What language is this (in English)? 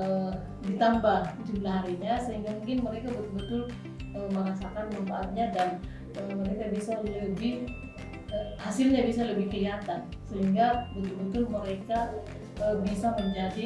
Indonesian